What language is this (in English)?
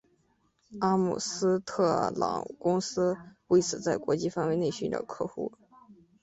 Chinese